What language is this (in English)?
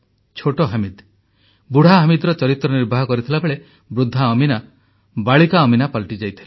Odia